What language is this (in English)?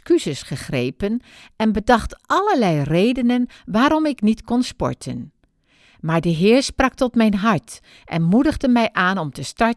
Dutch